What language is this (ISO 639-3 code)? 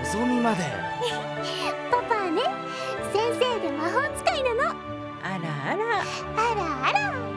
jpn